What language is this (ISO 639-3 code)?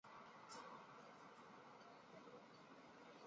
zho